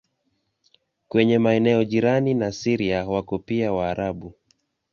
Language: Swahili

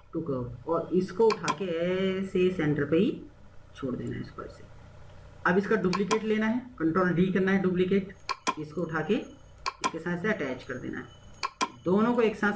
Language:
Hindi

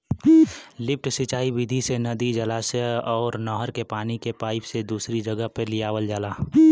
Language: Bhojpuri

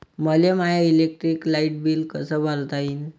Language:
Marathi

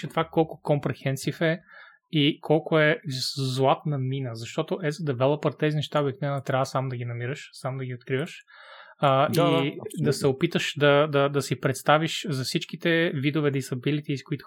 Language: Bulgarian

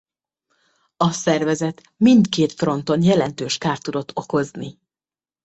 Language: Hungarian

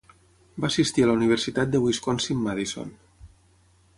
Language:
Catalan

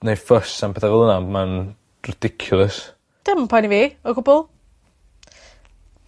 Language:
Welsh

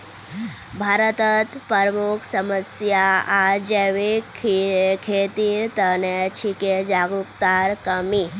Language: Magahi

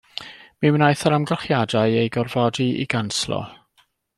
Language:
Welsh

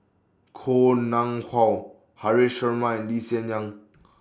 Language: English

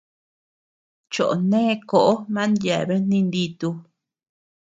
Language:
Tepeuxila Cuicatec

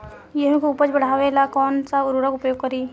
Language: Bhojpuri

